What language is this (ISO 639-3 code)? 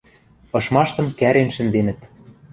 mrj